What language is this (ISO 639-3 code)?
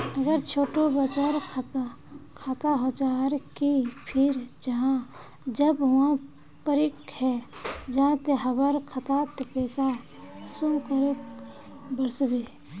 mag